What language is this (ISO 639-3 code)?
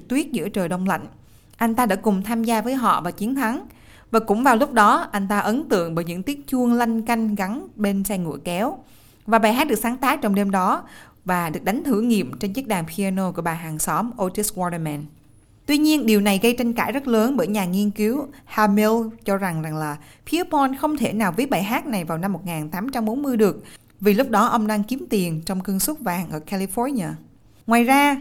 vie